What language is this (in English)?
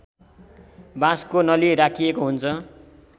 Nepali